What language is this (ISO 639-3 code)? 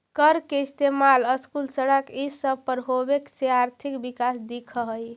mag